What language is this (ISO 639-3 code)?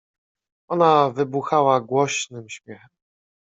pol